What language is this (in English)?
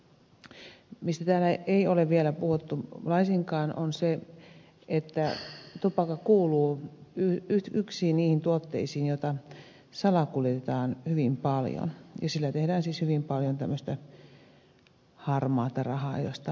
Finnish